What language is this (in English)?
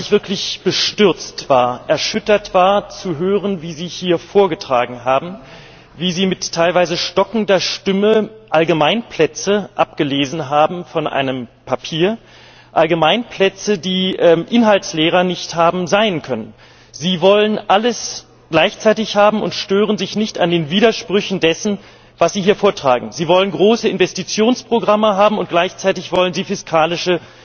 German